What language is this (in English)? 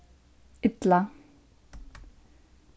Faroese